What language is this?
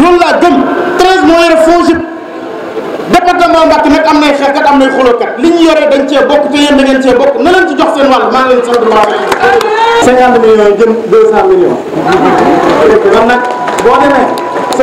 Indonesian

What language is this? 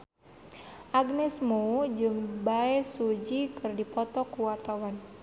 Sundanese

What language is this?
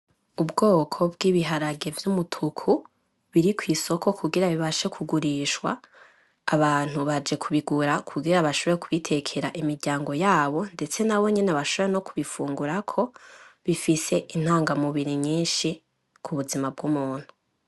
Rundi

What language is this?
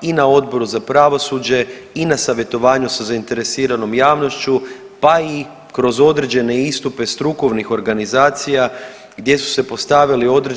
Croatian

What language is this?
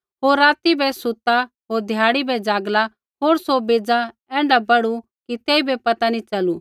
Kullu Pahari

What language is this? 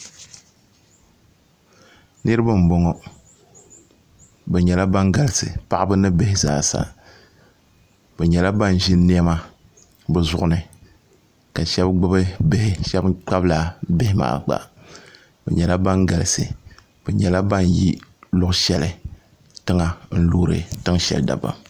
Dagbani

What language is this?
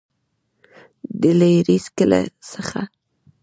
Pashto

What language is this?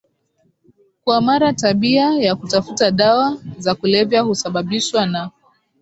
Swahili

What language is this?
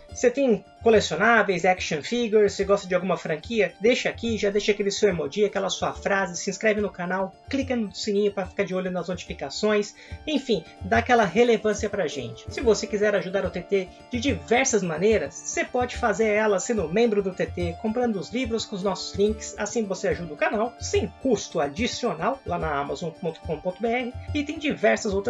Portuguese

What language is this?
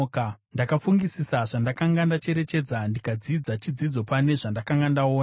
Shona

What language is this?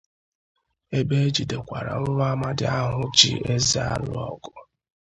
Igbo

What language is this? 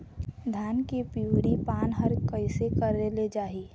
Chhattisgarhi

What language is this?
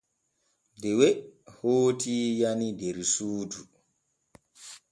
Borgu Fulfulde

